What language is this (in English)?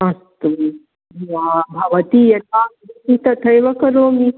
Sanskrit